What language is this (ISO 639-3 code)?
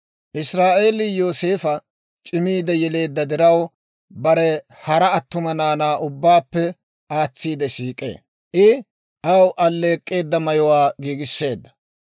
dwr